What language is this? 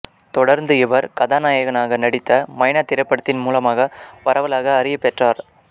Tamil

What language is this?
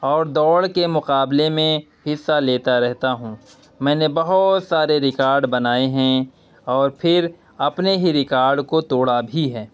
Urdu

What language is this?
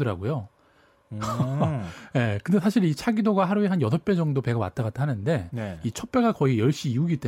Korean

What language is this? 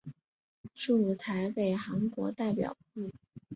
Chinese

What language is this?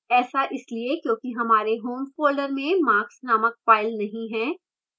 Hindi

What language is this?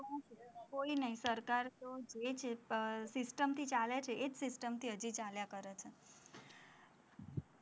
Gujarati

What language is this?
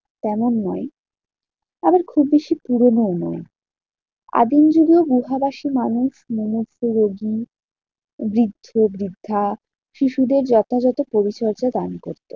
Bangla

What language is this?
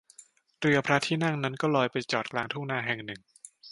Thai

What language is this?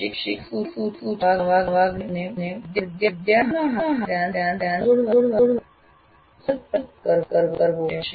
Gujarati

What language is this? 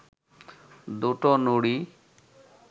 Bangla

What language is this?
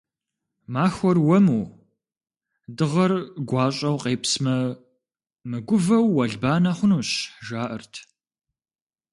Kabardian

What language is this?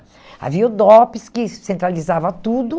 Portuguese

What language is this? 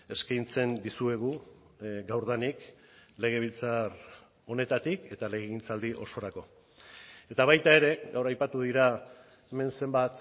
Basque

